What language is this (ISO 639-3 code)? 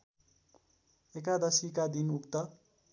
nep